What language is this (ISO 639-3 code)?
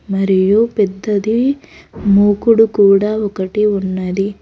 tel